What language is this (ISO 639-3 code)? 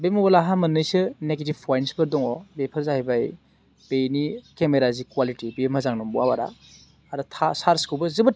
brx